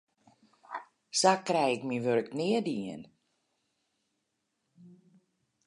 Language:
Western Frisian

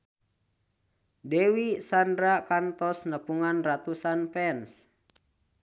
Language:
Sundanese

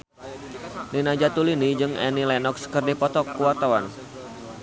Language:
Sundanese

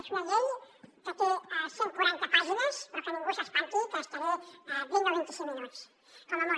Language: Catalan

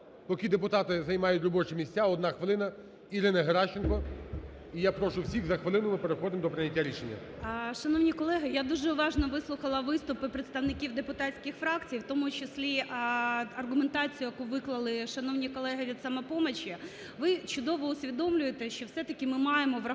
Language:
Ukrainian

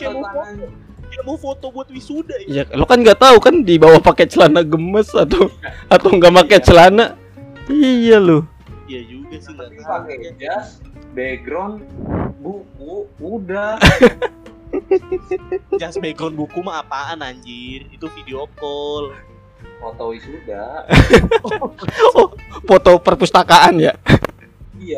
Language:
Indonesian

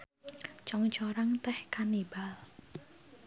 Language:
Sundanese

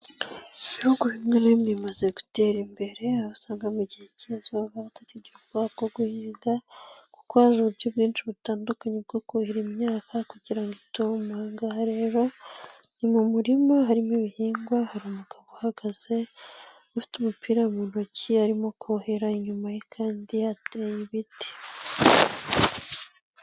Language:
Kinyarwanda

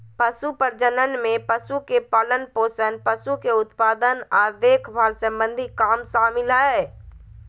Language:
Magahi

